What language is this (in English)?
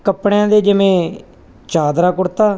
Punjabi